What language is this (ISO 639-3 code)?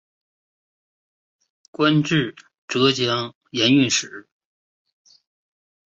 zho